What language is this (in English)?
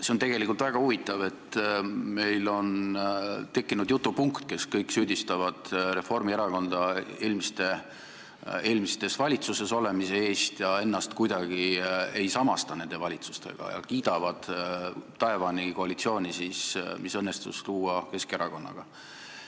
Estonian